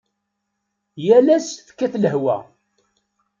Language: Kabyle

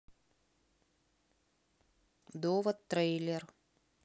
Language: Russian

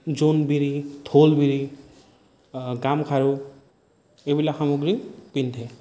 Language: Assamese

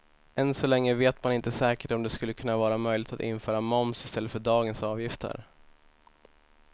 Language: Swedish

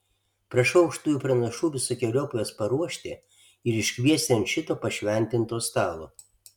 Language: Lithuanian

